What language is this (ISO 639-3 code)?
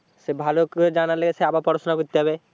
ben